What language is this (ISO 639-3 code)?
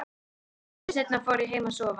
isl